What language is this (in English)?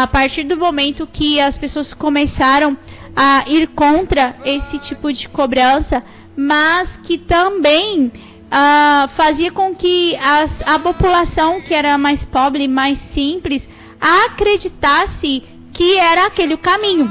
Portuguese